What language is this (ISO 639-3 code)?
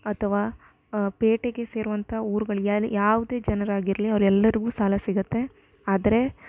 kan